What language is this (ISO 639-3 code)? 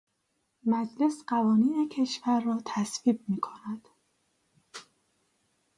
fas